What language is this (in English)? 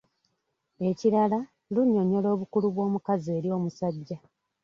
Ganda